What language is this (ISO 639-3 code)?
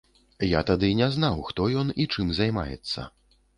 bel